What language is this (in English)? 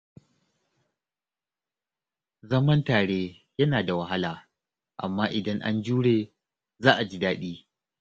Hausa